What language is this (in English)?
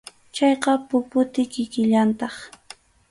Arequipa-La Unión Quechua